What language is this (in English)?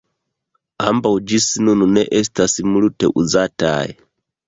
Esperanto